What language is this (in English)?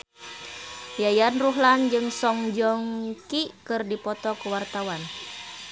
Sundanese